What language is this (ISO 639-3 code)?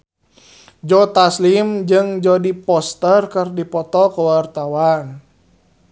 sun